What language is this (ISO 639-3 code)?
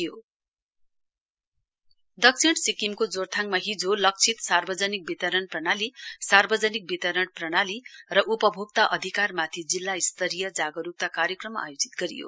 nep